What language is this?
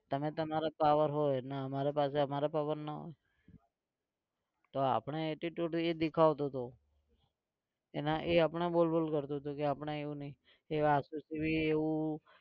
Gujarati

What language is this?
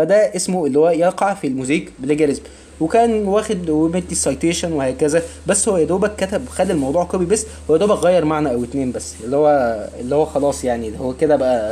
Arabic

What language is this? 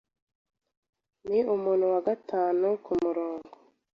Kinyarwanda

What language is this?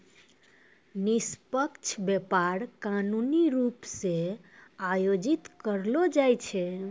Maithili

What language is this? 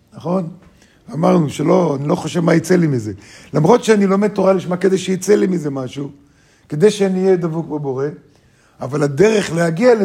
Hebrew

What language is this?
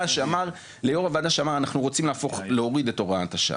Hebrew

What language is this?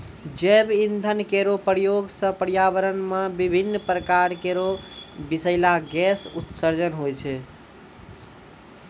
Maithili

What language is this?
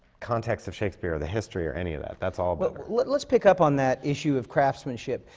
English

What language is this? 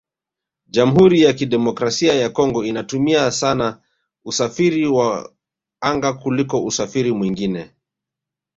Swahili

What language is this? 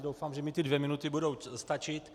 Czech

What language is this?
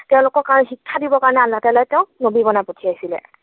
Assamese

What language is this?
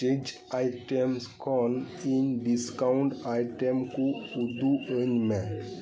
Santali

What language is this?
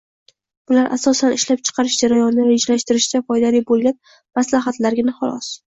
Uzbek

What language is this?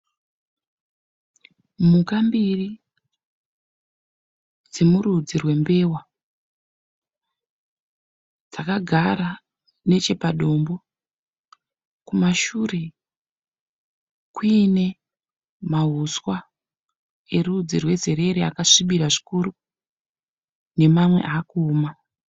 Shona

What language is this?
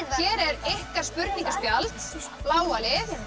Icelandic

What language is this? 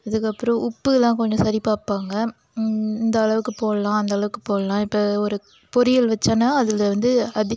Tamil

